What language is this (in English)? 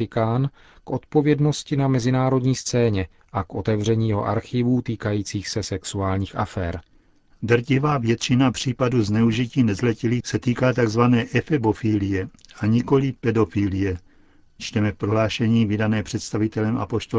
Czech